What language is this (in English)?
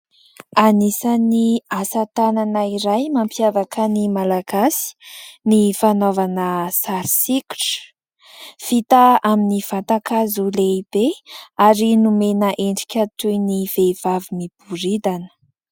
Malagasy